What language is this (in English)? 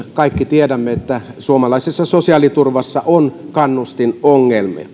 Finnish